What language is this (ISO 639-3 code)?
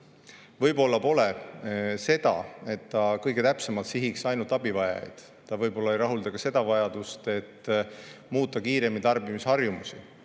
est